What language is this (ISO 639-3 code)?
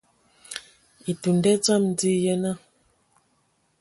ewo